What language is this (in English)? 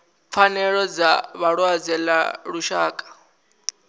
Venda